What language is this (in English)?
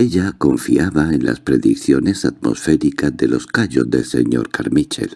Spanish